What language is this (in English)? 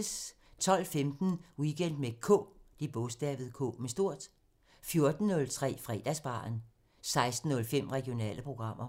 Danish